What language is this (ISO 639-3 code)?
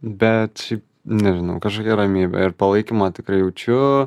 lit